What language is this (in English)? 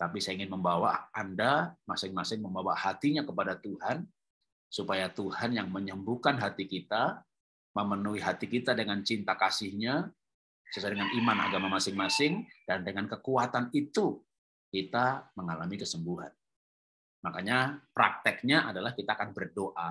Indonesian